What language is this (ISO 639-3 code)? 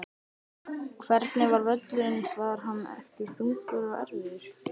isl